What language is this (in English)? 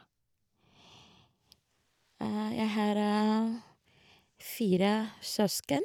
Norwegian